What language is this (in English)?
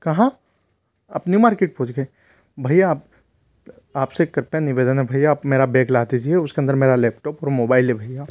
Hindi